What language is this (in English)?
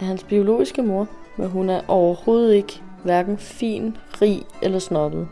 Danish